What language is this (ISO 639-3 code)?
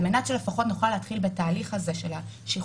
heb